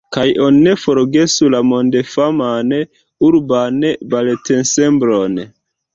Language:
Esperanto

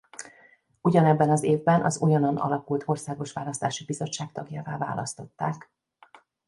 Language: Hungarian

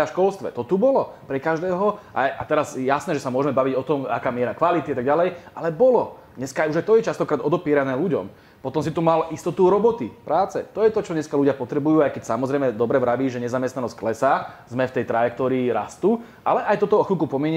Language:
Slovak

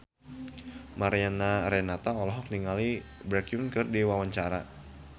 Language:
Sundanese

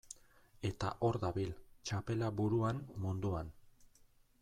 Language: Basque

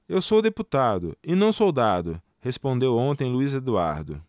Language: Portuguese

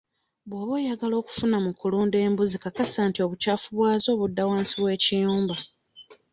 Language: Ganda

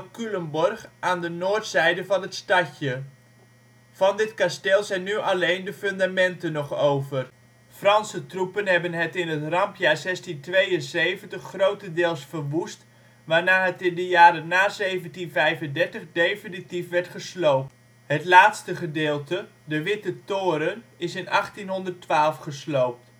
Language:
Dutch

